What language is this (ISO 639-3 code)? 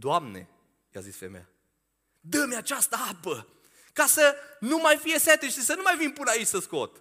ron